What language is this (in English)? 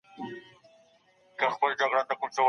Pashto